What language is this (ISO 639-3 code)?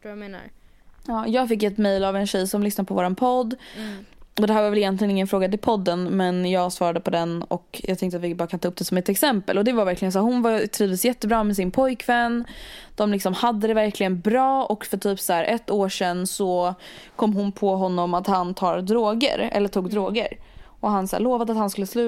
swe